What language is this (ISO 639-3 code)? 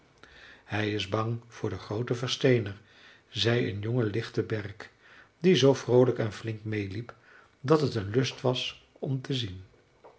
nld